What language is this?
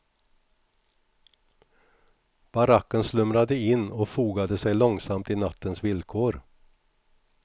Swedish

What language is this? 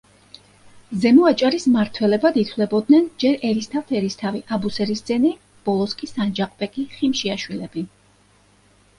Georgian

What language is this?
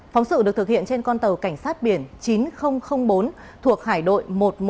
Vietnamese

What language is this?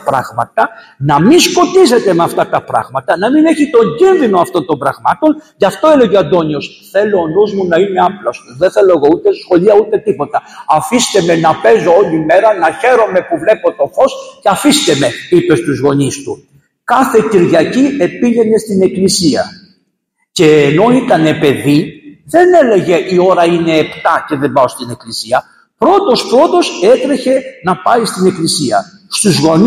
Greek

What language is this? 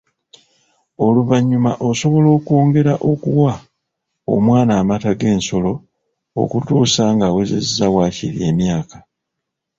Ganda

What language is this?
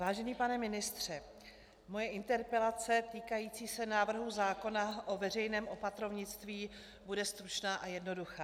Czech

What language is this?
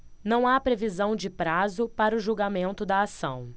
Portuguese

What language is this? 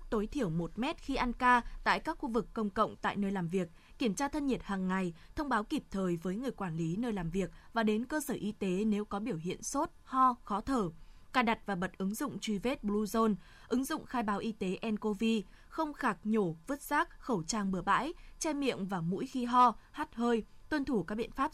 Vietnamese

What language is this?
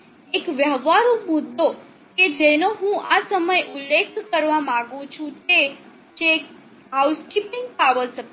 Gujarati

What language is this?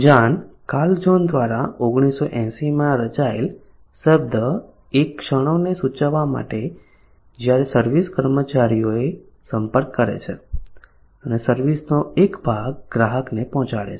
Gujarati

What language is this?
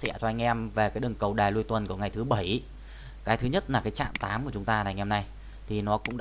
Vietnamese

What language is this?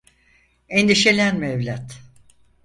Turkish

